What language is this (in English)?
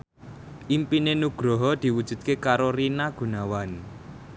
Javanese